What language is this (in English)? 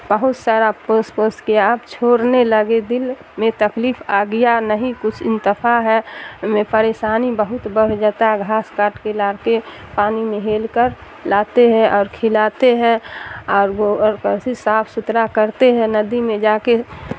Urdu